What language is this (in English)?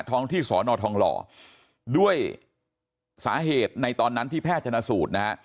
Thai